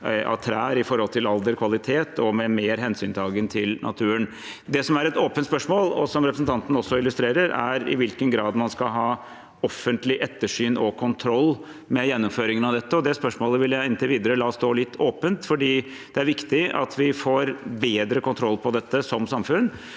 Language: Norwegian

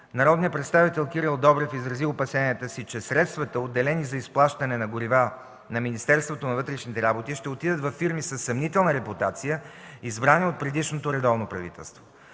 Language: Bulgarian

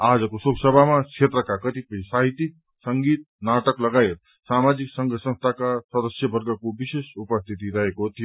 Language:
Nepali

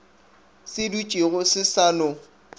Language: Northern Sotho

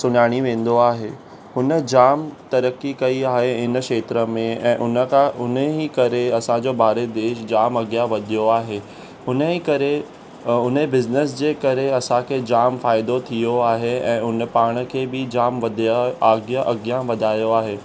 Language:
Sindhi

